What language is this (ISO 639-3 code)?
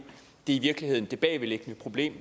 dan